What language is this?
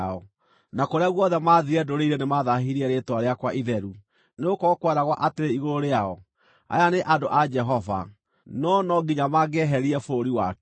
Kikuyu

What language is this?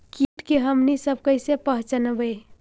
Magahi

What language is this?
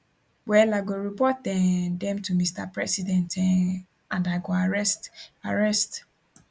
Nigerian Pidgin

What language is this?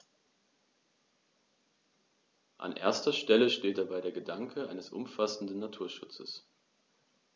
German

